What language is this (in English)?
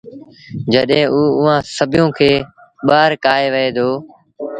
Sindhi Bhil